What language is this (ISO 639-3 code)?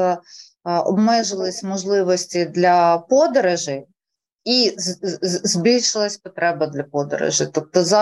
ukr